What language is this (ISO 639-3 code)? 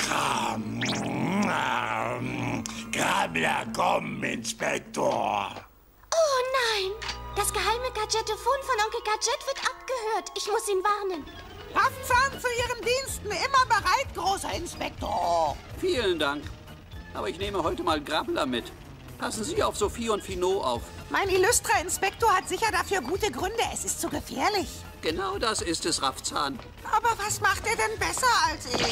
deu